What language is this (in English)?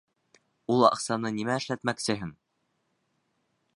Bashkir